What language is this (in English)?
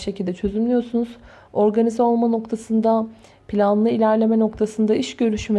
Turkish